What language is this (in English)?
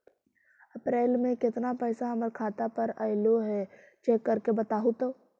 Magahi